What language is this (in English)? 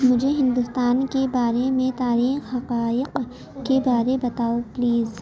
Urdu